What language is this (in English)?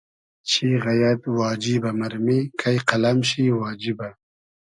Hazaragi